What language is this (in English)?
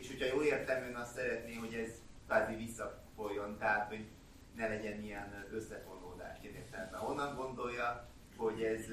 Hungarian